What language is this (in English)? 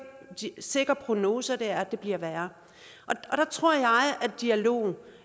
Danish